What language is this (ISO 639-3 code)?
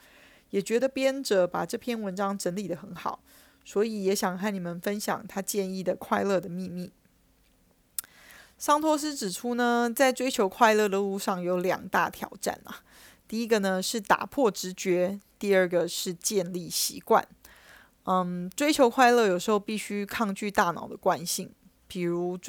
zho